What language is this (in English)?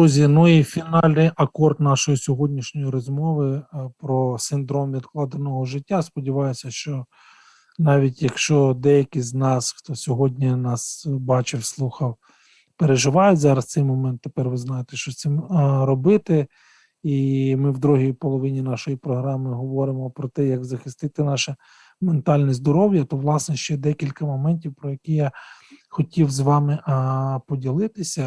Ukrainian